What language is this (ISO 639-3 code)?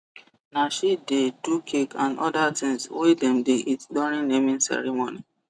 pcm